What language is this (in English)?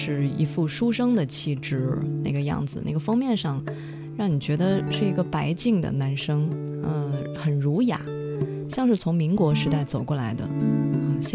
Chinese